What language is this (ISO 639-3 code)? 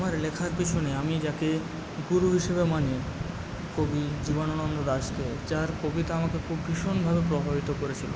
ben